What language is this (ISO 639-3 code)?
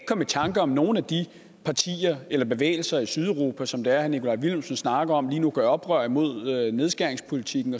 dan